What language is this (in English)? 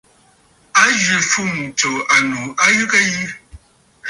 Bafut